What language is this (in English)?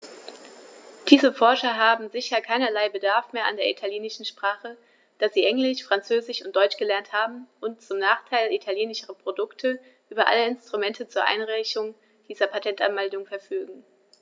German